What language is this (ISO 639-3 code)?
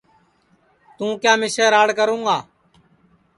ssi